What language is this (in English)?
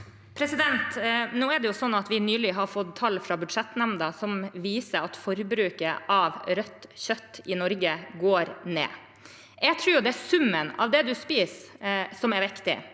Norwegian